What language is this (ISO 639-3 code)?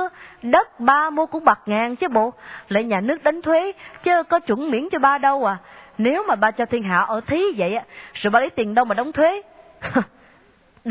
vie